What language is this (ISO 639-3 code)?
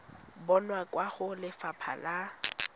tsn